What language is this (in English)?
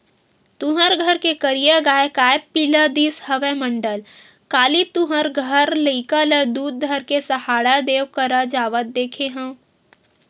Chhattisgarhi